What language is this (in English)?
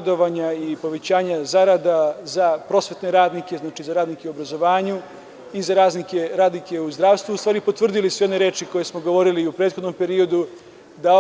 Serbian